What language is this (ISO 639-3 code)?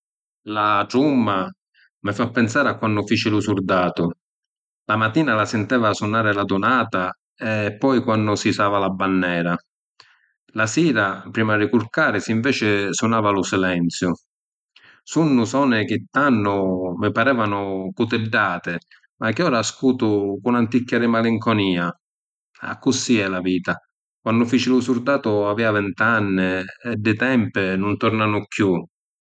scn